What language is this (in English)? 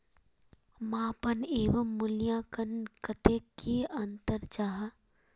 Magahi